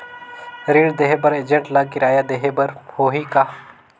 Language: Chhattisgarhi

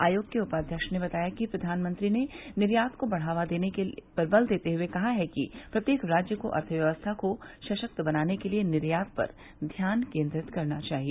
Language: Hindi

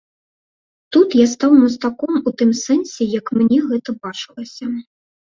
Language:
Belarusian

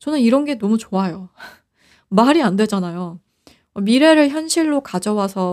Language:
Korean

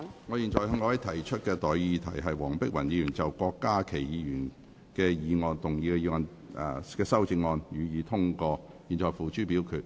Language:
Cantonese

